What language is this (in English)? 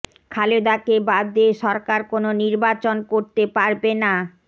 Bangla